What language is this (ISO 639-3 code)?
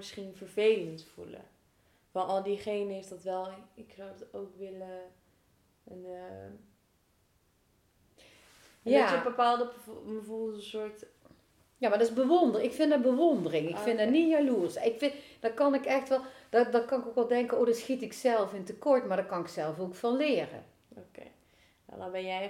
nld